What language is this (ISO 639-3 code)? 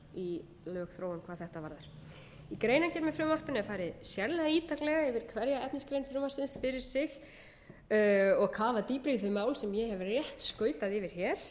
isl